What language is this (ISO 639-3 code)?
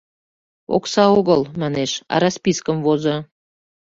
chm